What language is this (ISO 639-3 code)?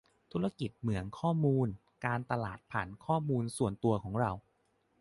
tha